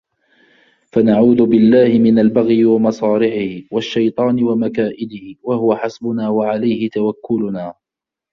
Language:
Arabic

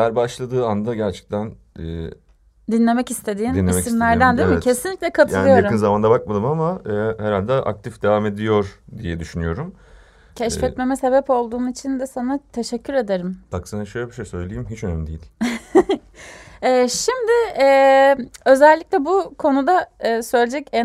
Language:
Turkish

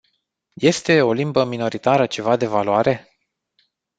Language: Romanian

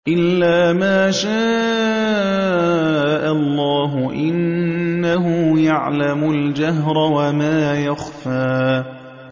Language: Arabic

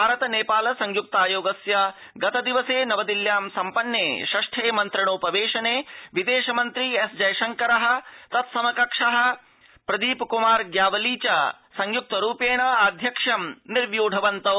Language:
Sanskrit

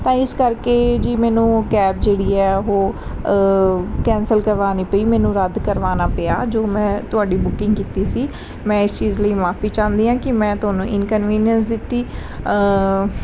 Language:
Punjabi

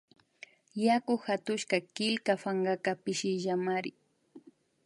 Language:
Imbabura Highland Quichua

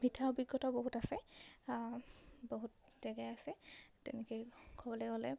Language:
Assamese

